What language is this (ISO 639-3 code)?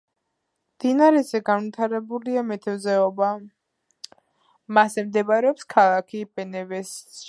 kat